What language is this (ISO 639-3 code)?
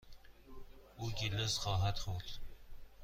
fas